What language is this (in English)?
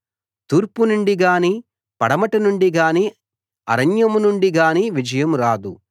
Telugu